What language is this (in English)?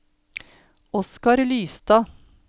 Norwegian